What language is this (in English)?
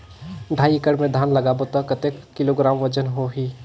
Chhattisgarhi